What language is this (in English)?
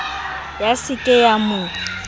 Southern Sotho